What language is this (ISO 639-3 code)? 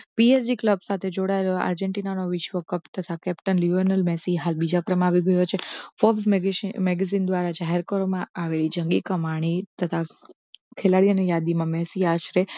guj